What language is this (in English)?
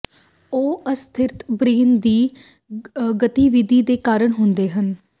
Punjabi